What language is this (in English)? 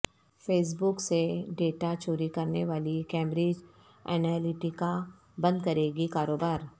Urdu